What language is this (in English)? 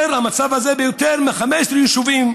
Hebrew